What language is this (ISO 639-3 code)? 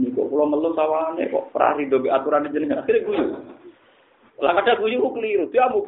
msa